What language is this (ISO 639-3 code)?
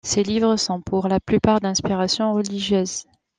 fra